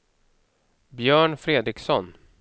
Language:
Swedish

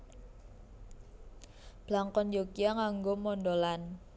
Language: Javanese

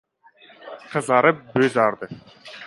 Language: Uzbek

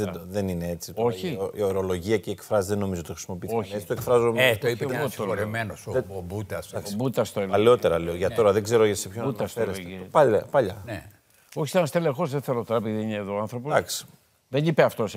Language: Greek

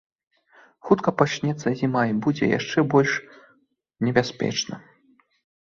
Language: Belarusian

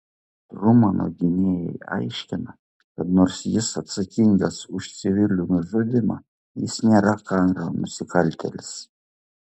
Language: Lithuanian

